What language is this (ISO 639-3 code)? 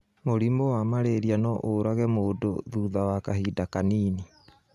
kik